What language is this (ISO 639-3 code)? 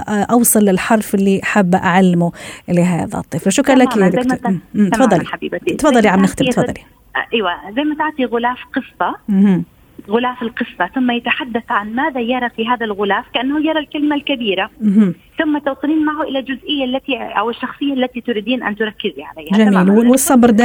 ara